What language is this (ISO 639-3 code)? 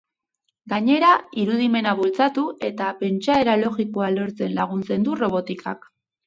eus